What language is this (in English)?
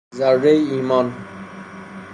Persian